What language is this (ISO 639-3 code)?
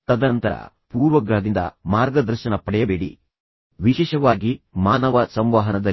kan